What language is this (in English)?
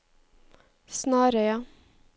Norwegian